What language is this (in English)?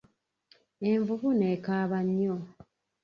Ganda